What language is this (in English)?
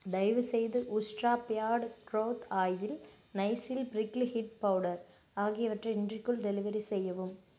Tamil